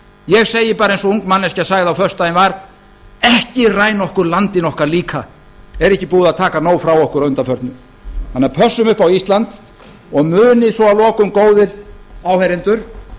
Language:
Icelandic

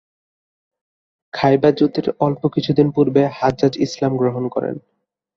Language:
Bangla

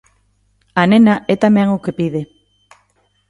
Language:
Galician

